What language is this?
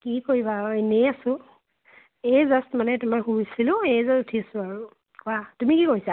Assamese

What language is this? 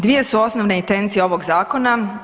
Croatian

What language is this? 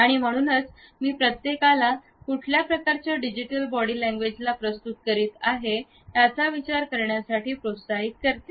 Marathi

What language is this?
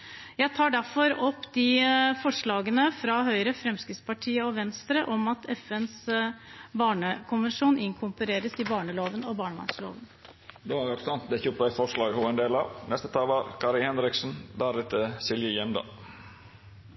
Norwegian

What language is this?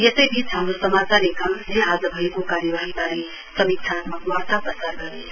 Nepali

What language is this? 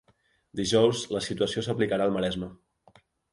Catalan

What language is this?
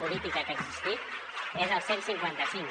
Catalan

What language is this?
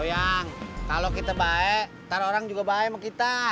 Indonesian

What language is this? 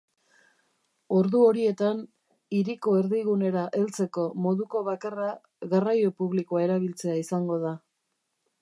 Basque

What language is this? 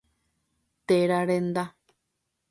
Guarani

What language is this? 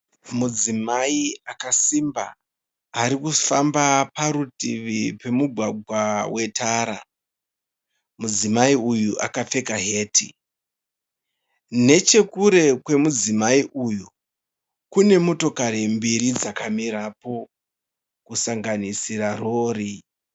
Shona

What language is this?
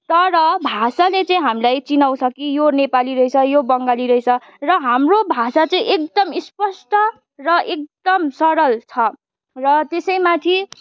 Nepali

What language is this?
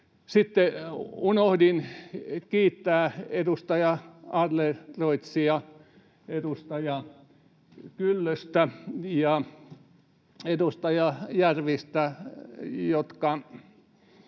Finnish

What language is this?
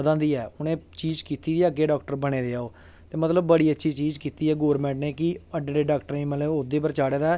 Dogri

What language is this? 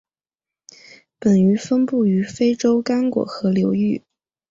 Chinese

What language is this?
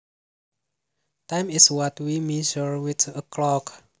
Javanese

